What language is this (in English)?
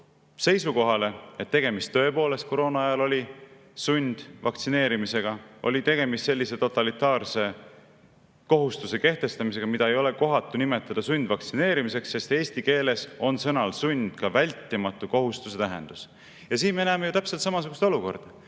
Estonian